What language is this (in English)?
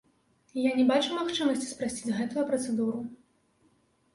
Belarusian